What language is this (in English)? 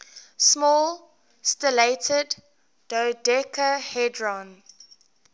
English